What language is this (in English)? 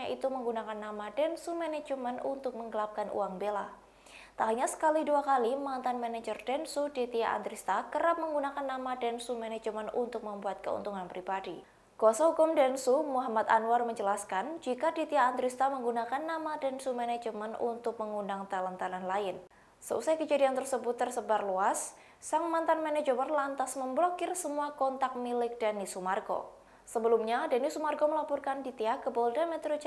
Indonesian